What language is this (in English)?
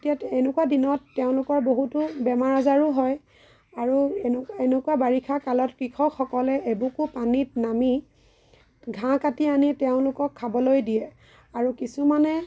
Assamese